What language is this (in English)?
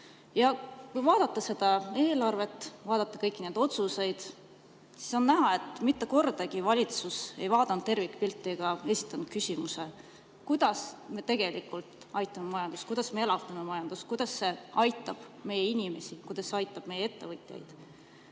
Estonian